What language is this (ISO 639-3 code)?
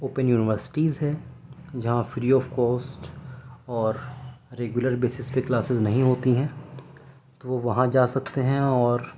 urd